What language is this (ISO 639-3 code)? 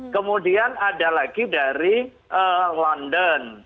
ind